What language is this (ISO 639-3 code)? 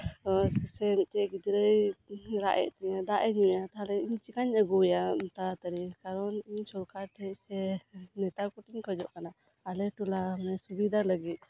sat